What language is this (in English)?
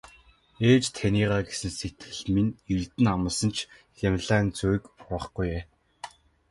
Mongolian